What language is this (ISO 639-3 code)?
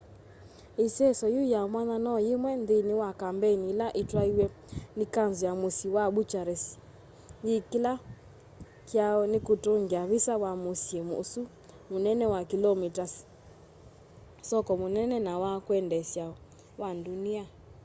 kam